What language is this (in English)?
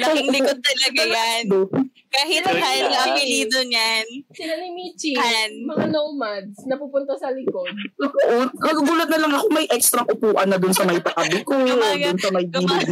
Filipino